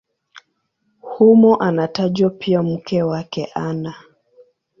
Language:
Swahili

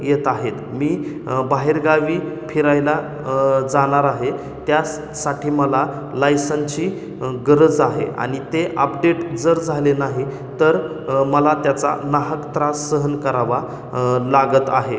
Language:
Marathi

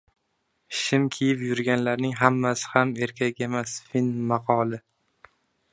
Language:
Uzbek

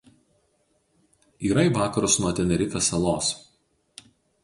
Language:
Lithuanian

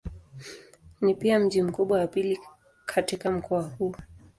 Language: Swahili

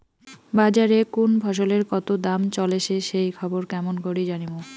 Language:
Bangla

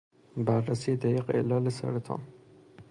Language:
Persian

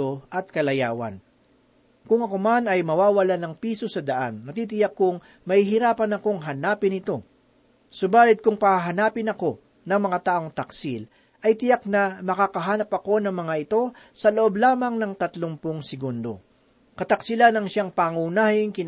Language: Filipino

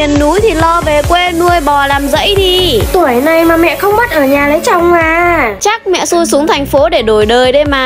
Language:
Vietnamese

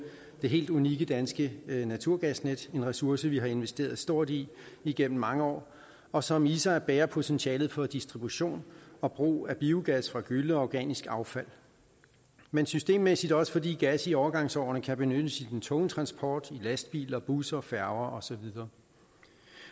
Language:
Danish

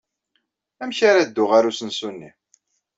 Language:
Kabyle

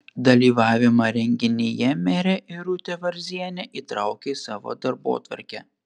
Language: Lithuanian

